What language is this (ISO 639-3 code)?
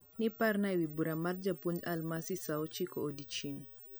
luo